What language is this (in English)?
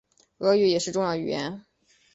Chinese